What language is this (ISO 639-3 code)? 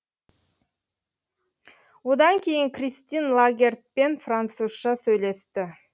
kaz